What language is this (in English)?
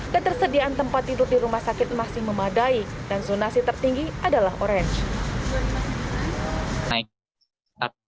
Indonesian